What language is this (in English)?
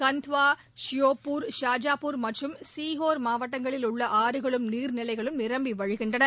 Tamil